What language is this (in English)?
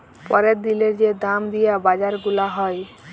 Bangla